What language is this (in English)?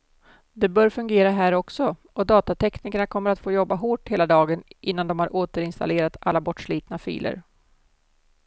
Swedish